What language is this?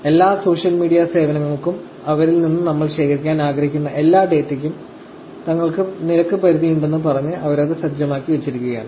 Malayalam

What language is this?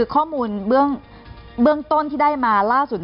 Thai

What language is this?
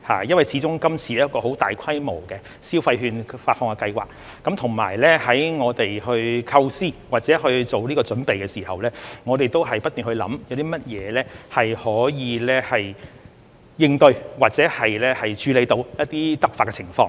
Cantonese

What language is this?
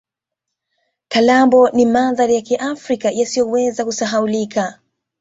Swahili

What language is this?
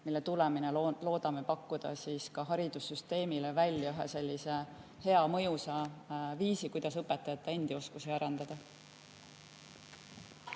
Estonian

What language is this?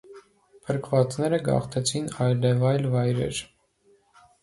Armenian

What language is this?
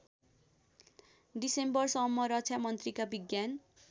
Nepali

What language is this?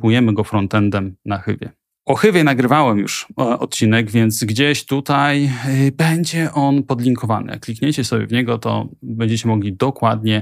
Polish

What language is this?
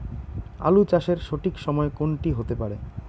Bangla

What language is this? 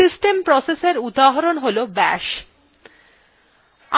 Bangla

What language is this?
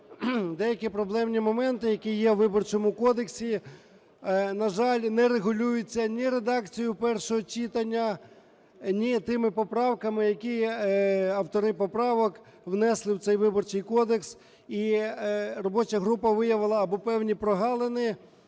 Ukrainian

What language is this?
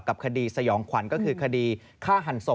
Thai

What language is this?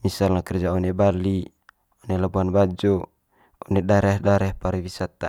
Manggarai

